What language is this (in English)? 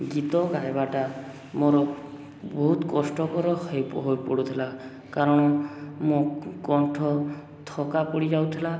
Odia